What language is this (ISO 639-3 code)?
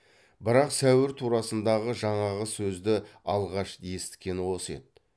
kaz